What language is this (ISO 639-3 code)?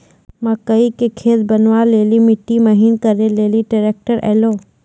mai